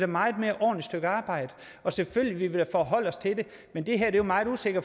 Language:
Danish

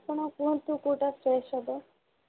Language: Odia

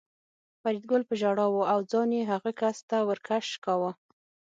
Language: Pashto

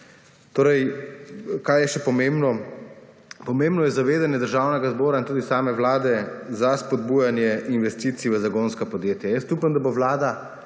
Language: Slovenian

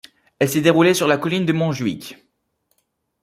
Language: French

